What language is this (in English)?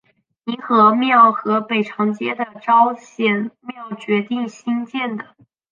Chinese